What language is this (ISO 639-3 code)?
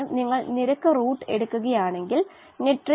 mal